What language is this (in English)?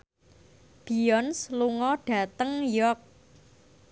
Javanese